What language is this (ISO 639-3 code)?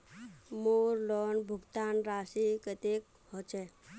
mag